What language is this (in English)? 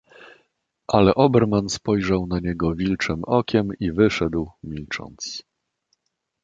Polish